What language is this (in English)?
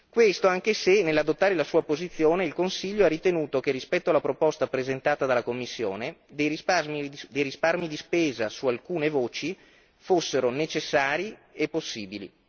Italian